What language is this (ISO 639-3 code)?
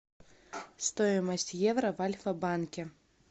rus